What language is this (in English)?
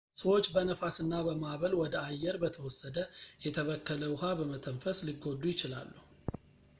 Amharic